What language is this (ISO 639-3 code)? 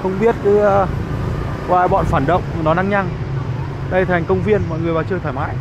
vie